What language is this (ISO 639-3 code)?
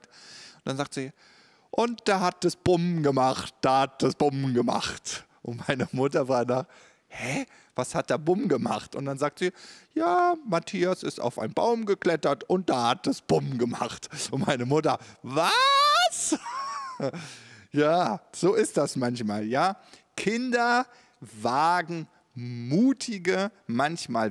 deu